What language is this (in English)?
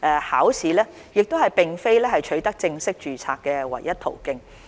Cantonese